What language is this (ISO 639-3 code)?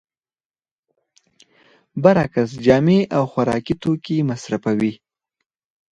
pus